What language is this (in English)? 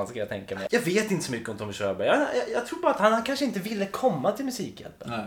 Swedish